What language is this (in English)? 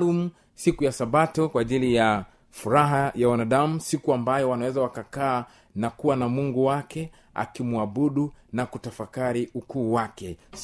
Swahili